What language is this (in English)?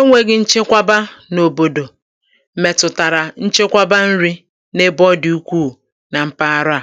Igbo